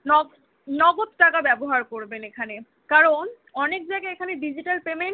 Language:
Bangla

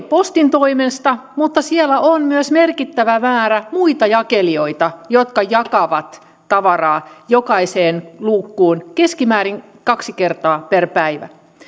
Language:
Finnish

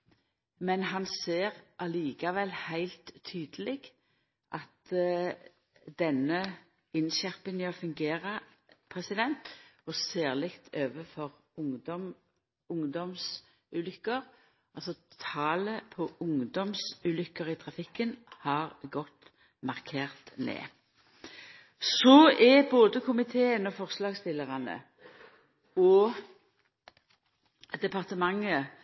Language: Norwegian Nynorsk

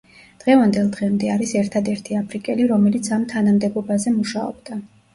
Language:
Georgian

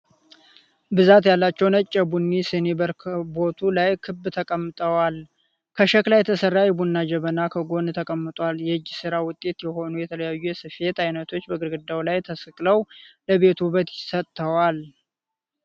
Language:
Amharic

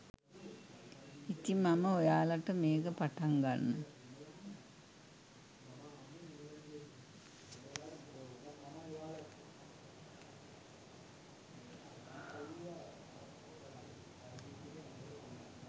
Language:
Sinhala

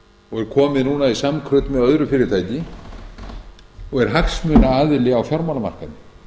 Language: Icelandic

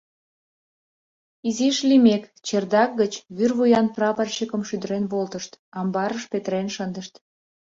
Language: Mari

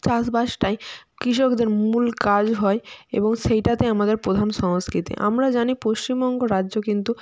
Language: Bangla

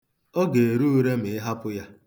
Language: Igbo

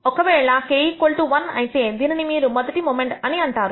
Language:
Telugu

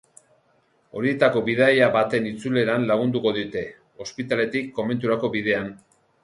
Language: Basque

